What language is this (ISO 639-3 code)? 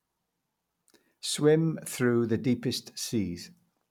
eng